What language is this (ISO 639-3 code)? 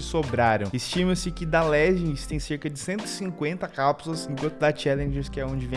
por